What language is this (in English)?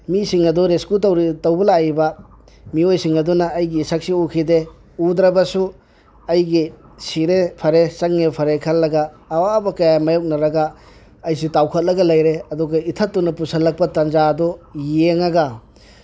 Manipuri